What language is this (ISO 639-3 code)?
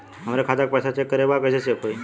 bho